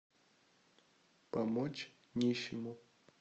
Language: Russian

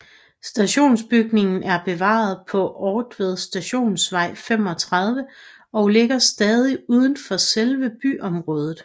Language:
Danish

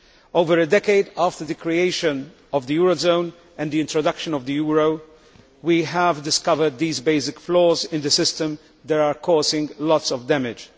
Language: English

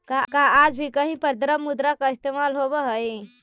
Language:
Magahi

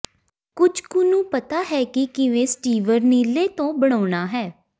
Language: Punjabi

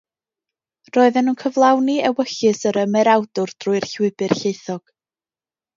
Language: Welsh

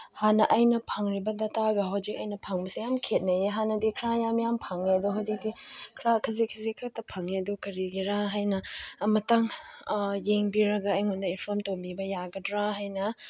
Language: Manipuri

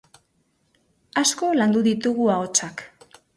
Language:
Basque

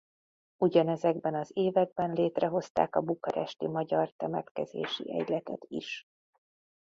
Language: Hungarian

